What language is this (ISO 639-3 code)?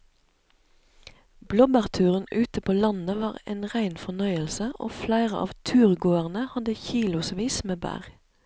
nor